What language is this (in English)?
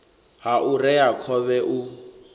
Venda